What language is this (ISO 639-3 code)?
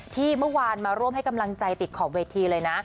tha